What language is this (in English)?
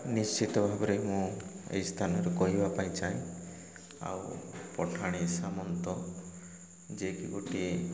Odia